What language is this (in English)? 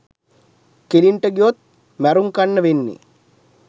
Sinhala